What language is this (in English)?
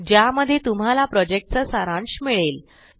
Marathi